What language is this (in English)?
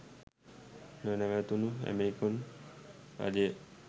Sinhala